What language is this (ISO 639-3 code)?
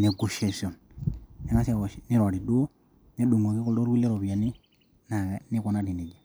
mas